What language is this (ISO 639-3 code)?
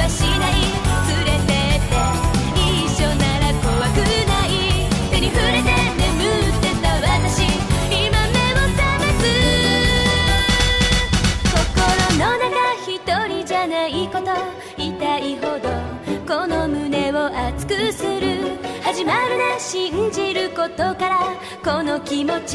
jpn